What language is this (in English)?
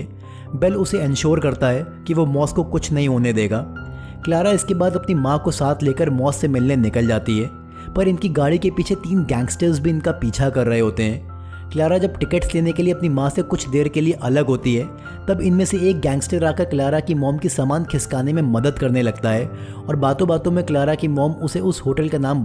Hindi